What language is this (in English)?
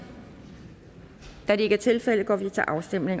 Danish